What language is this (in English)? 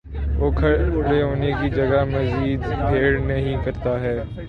Urdu